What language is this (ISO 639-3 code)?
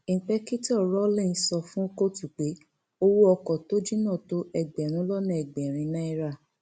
yor